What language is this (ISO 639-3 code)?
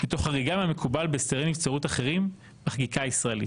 heb